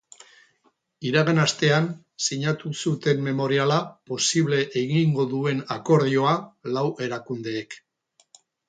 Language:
Basque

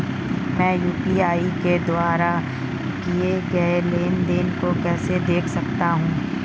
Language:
Hindi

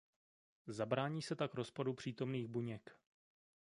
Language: Czech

